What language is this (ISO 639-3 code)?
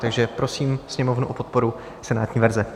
ces